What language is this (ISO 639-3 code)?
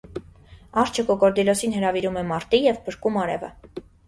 hye